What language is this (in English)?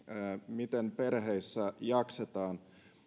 Finnish